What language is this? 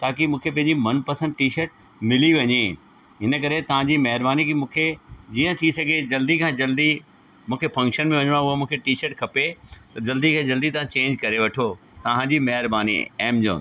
Sindhi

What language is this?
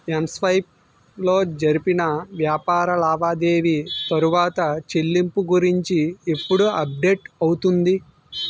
Telugu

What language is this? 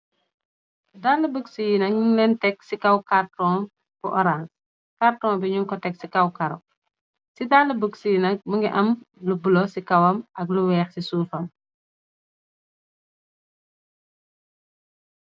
Wolof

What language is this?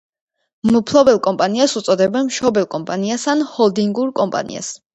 Georgian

